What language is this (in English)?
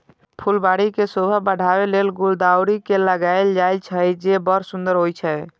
Maithili